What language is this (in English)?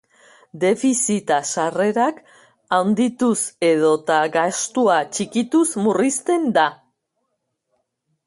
Basque